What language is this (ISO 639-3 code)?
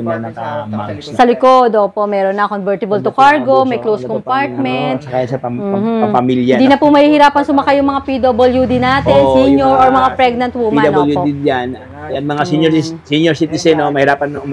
fil